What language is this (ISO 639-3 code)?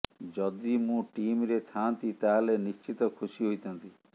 ori